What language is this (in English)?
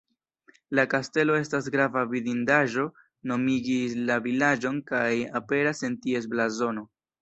Esperanto